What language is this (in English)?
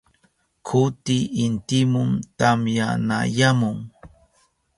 Southern Pastaza Quechua